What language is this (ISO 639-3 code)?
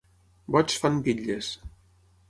cat